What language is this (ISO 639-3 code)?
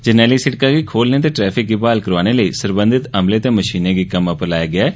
doi